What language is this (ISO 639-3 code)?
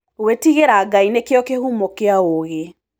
kik